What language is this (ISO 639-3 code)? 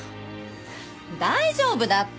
jpn